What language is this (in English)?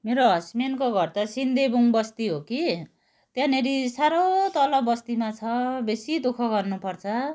Nepali